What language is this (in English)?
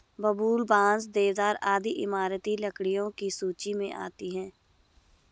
Hindi